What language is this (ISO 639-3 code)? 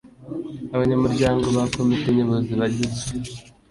kin